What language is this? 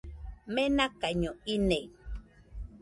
Nüpode Huitoto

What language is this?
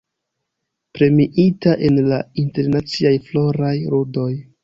Esperanto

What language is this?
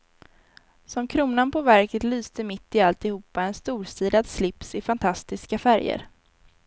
Swedish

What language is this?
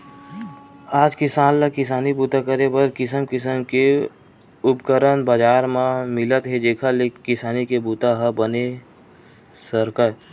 Chhattisgarhi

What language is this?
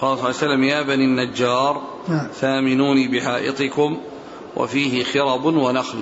Arabic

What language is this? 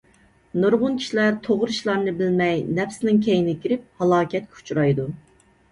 Uyghur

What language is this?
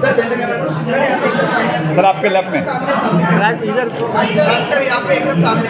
Arabic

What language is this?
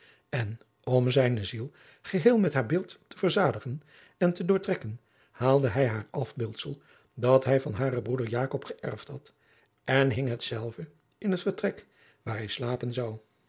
Dutch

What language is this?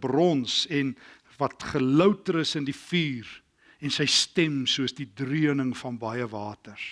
Dutch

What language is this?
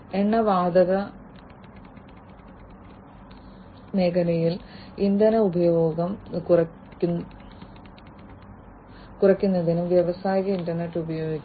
Malayalam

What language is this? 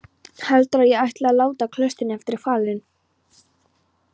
Icelandic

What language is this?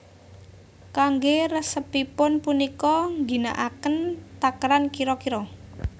Javanese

